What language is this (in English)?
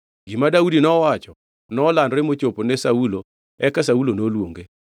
Luo (Kenya and Tanzania)